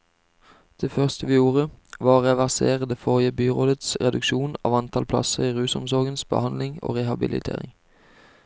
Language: Norwegian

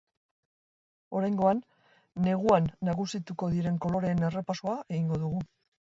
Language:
Basque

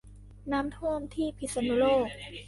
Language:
Thai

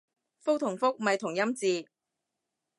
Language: Cantonese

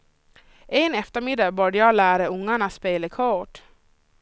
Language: Swedish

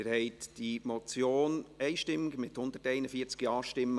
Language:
Swiss German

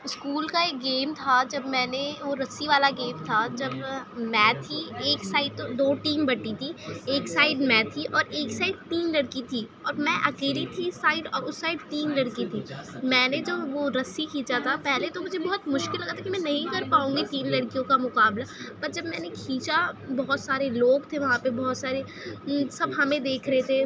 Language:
Urdu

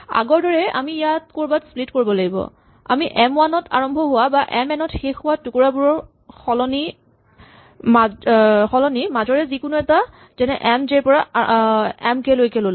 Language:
Assamese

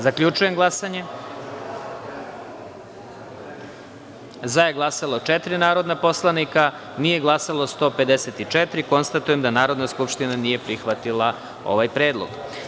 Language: Serbian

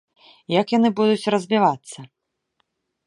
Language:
Belarusian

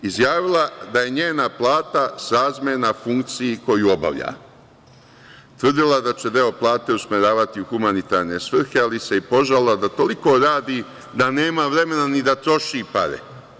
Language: Serbian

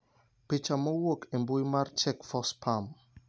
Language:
Luo (Kenya and Tanzania)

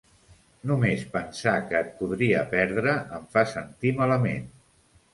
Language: Catalan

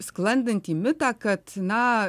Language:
Lithuanian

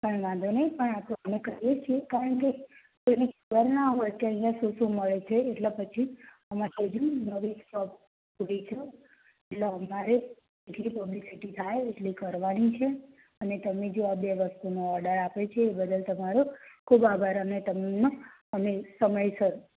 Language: Gujarati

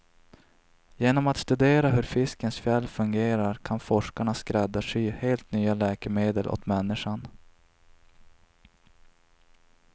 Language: Swedish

